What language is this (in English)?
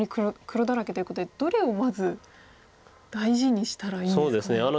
Japanese